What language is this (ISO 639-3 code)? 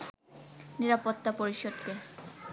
ben